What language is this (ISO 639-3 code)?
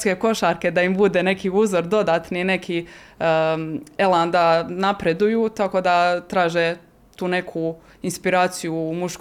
hrv